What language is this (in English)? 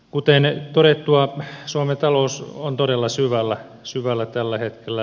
Finnish